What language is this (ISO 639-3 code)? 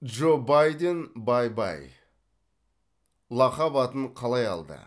kaz